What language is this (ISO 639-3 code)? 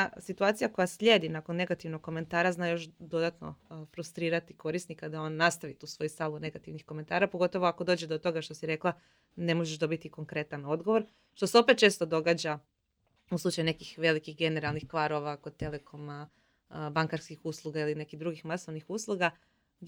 hrv